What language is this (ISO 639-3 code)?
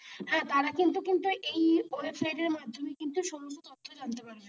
ben